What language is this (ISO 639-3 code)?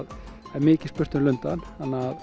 isl